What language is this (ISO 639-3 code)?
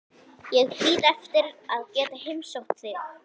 isl